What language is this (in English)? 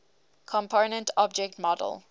English